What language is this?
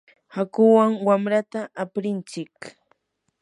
Yanahuanca Pasco Quechua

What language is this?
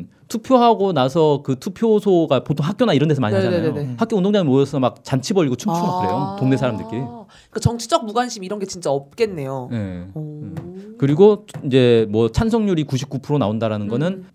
Korean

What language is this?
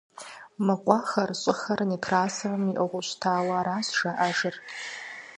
Kabardian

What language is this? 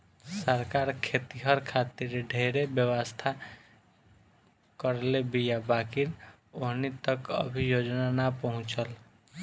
Bhojpuri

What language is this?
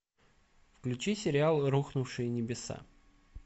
Russian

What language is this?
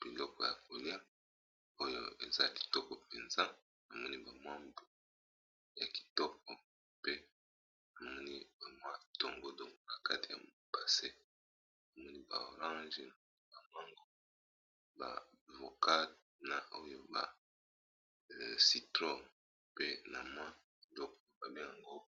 Lingala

